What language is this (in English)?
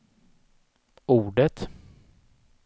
Swedish